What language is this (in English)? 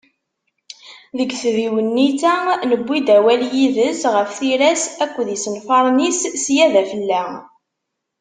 Kabyle